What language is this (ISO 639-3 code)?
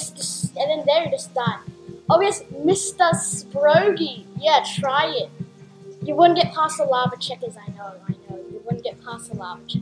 eng